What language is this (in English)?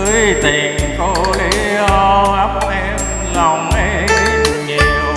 Vietnamese